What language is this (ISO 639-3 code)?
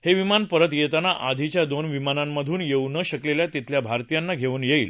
mar